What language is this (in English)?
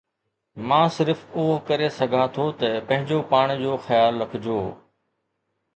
Sindhi